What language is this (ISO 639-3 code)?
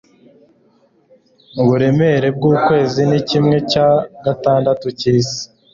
kin